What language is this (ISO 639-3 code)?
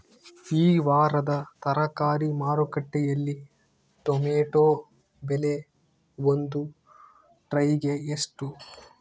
kan